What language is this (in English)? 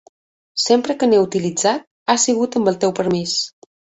Catalan